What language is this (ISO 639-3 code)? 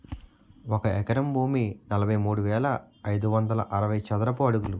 tel